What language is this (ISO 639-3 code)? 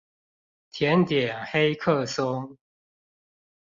zho